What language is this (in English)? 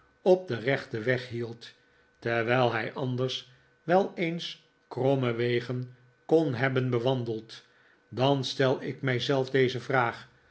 Dutch